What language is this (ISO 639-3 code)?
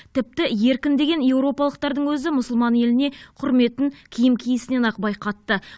kaz